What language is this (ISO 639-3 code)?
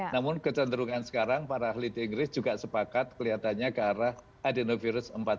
ind